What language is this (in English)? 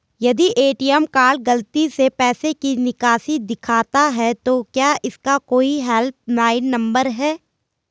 Hindi